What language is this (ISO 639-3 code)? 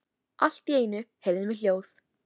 isl